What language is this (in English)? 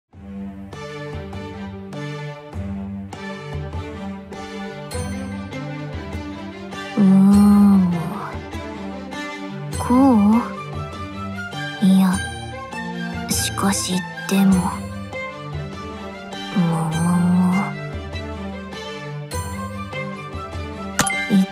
Japanese